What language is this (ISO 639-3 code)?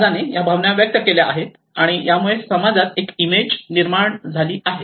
mar